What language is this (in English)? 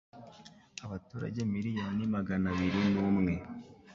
Kinyarwanda